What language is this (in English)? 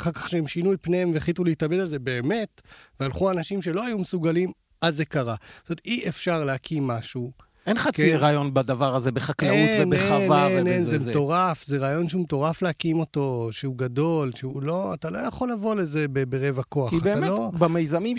Hebrew